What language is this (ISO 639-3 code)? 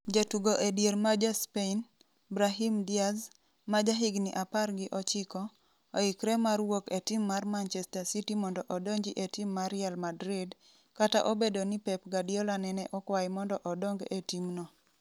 luo